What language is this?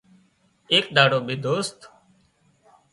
Wadiyara Koli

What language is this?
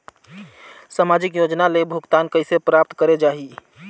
Chhattisgarhi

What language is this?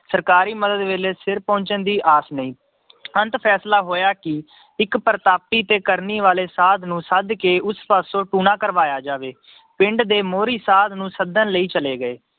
Punjabi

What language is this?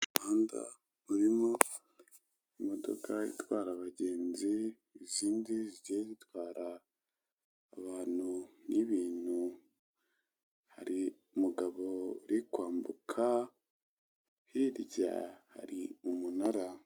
Kinyarwanda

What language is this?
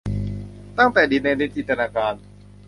Thai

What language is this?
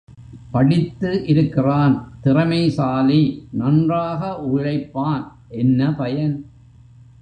Tamil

